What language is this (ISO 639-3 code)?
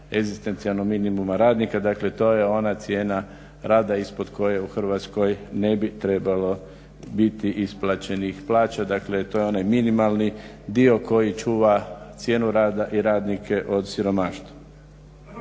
hrv